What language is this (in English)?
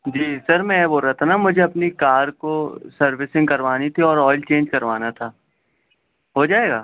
Urdu